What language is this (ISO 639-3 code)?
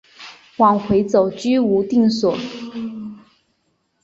zho